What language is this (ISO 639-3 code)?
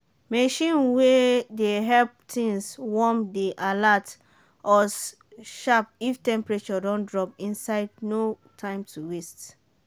pcm